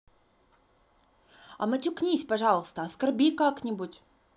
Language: Russian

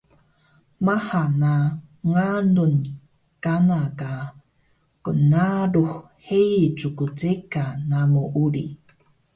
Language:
Taroko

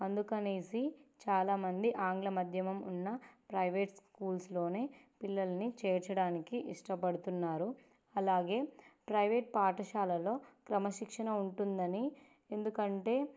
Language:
Telugu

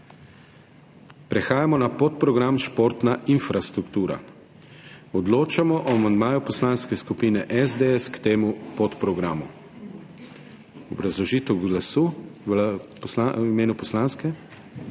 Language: Slovenian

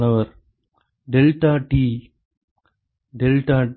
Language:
Tamil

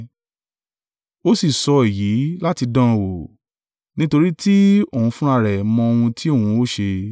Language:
Yoruba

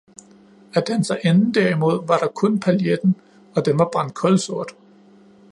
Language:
Danish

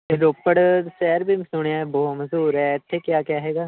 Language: Punjabi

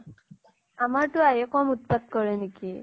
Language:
Assamese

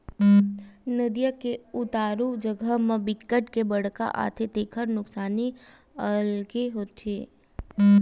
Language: Chhattisgarhi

